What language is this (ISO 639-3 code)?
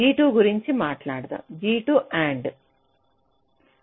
tel